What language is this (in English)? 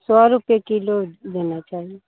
Hindi